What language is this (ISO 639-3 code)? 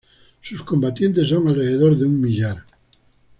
spa